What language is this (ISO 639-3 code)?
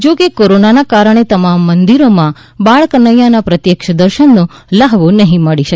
guj